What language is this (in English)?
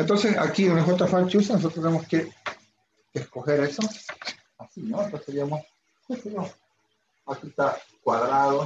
Spanish